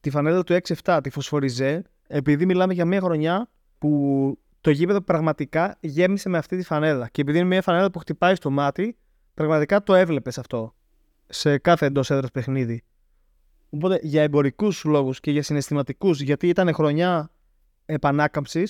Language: Greek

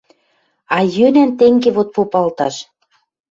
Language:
Western Mari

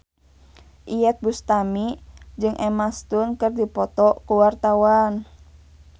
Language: Sundanese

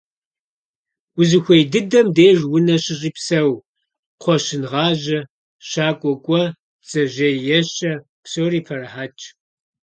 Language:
Kabardian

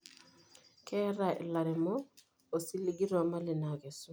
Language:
Masai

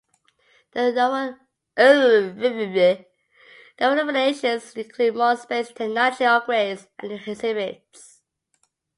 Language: English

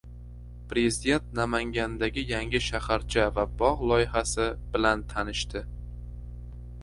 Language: Uzbek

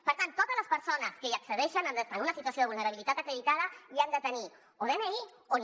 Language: Catalan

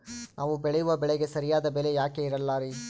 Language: Kannada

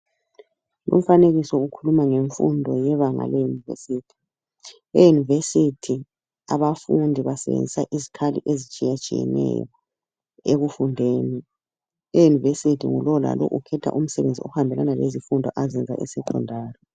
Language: North Ndebele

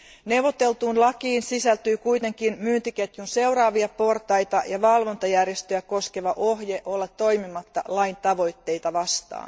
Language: Finnish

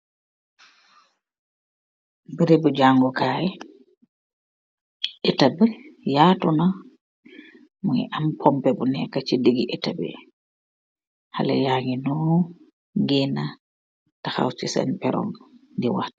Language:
Wolof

